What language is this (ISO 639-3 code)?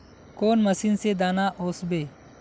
mag